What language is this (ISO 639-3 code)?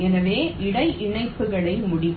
tam